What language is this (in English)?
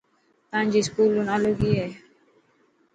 Dhatki